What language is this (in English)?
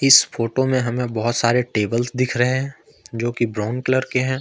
Hindi